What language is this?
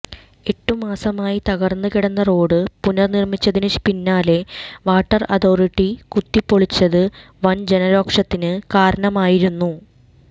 Malayalam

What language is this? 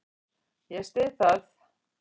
Icelandic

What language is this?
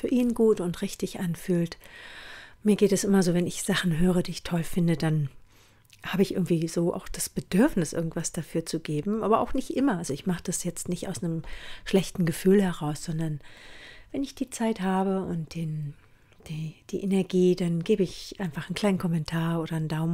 German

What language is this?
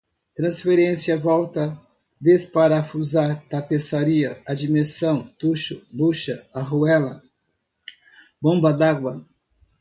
Portuguese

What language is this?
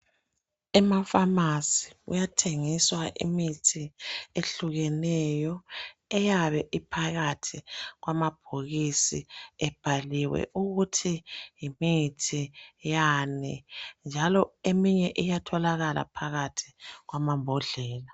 North Ndebele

